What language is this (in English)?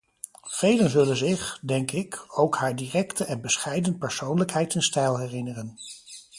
Dutch